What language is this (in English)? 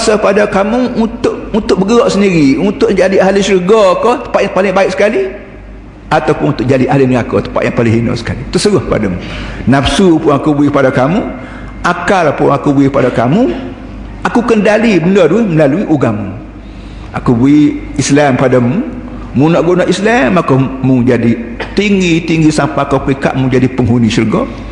Malay